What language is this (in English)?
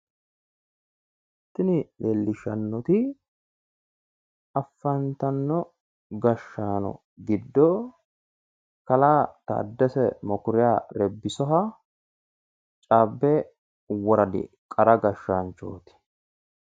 Sidamo